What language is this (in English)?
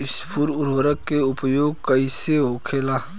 Bhojpuri